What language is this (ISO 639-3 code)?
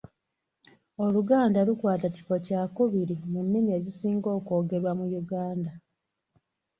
lug